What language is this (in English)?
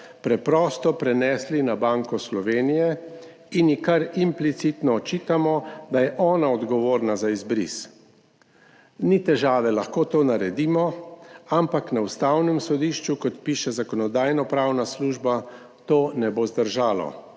Slovenian